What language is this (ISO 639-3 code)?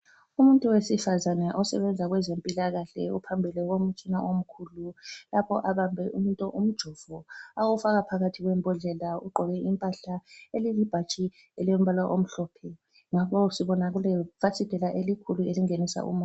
nde